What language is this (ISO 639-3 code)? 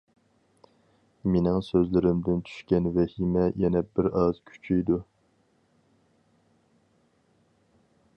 uig